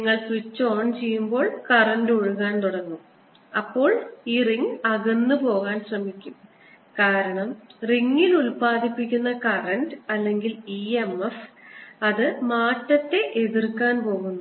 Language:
Malayalam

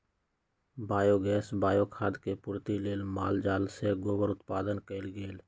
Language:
Magahi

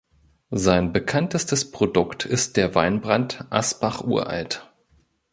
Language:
German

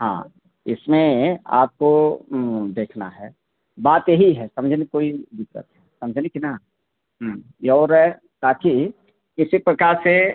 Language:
Hindi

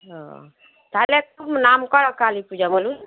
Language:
Bangla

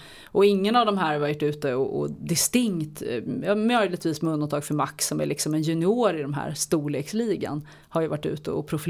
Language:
Swedish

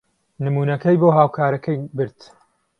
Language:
Central Kurdish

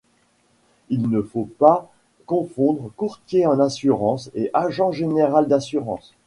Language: French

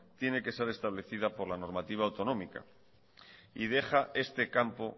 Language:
Spanish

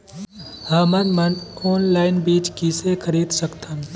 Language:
Chhattisgarhi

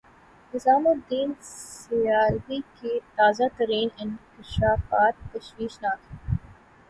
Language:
Urdu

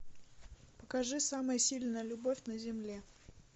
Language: Russian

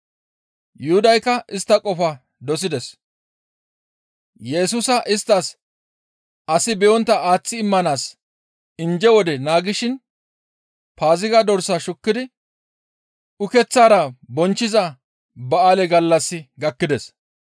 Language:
Gamo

